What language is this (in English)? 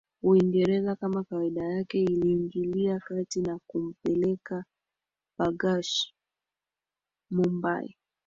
Swahili